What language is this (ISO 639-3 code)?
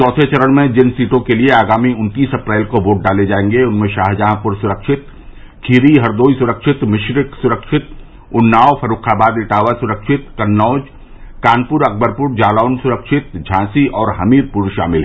hin